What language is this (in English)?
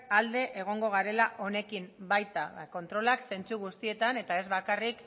Basque